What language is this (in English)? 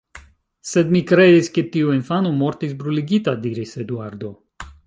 Esperanto